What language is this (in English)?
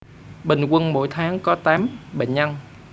Vietnamese